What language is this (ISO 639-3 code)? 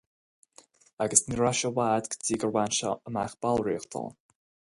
gle